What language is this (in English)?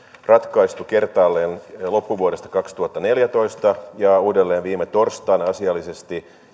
Finnish